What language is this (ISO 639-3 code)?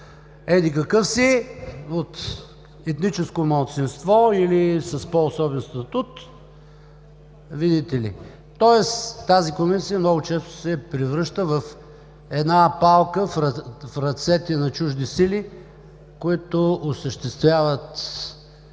bul